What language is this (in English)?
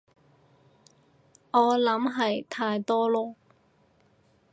Cantonese